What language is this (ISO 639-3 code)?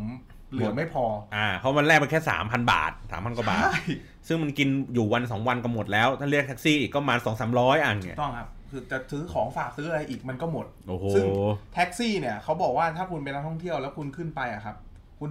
tha